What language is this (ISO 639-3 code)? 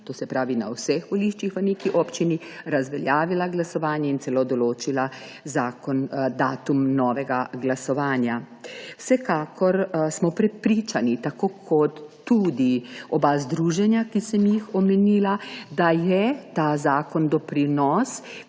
slv